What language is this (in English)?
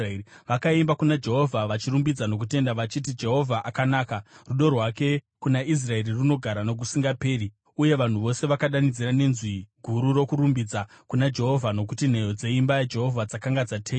Shona